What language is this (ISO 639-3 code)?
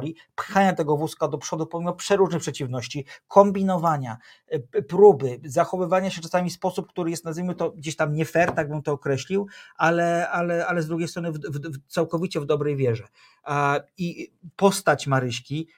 pol